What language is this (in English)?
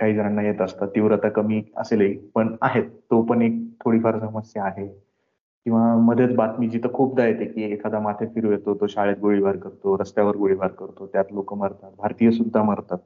Marathi